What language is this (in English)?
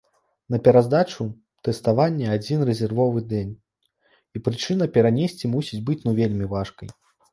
Belarusian